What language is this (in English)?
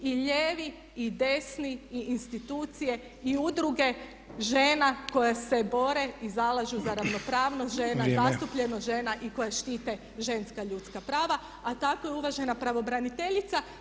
Croatian